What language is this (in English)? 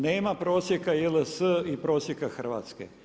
Croatian